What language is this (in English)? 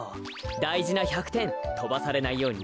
Japanese